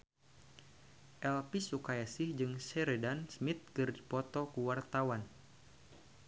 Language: Sundanese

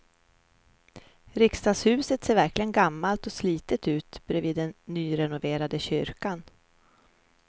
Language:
Swedish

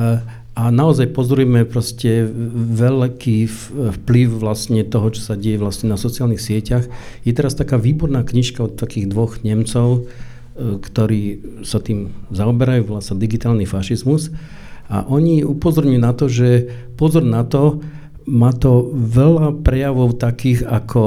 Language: Slovak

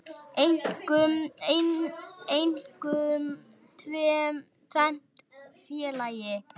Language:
Icelandic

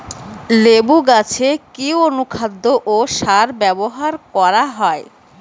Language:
Bangla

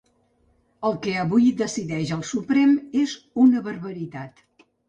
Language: Catalan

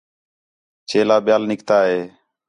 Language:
Khetrani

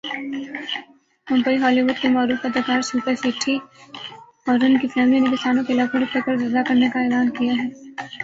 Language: Urdu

